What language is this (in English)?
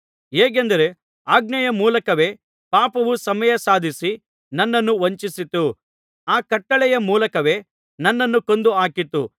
Kannada